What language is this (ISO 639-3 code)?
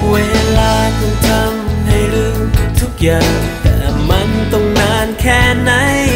tha